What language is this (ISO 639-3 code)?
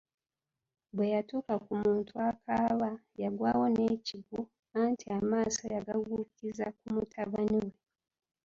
lug